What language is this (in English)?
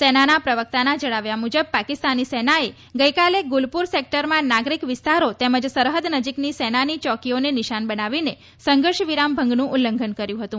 Gujarati